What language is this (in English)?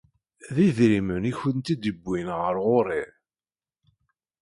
Kabyle